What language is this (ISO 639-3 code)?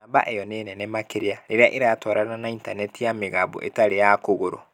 kik